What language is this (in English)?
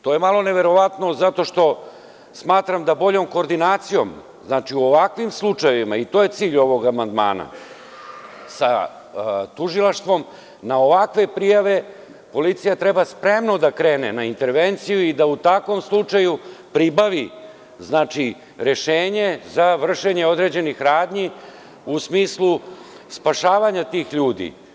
Serbian